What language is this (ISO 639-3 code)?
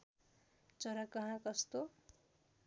nep